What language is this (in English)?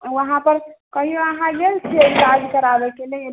Maithili